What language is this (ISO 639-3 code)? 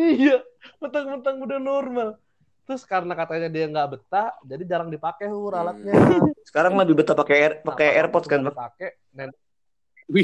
ind